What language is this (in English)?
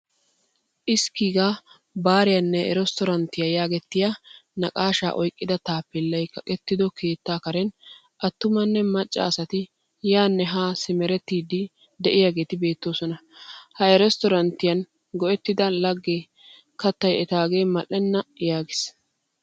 Wolaytta